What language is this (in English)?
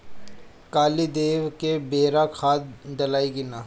Bhojpuri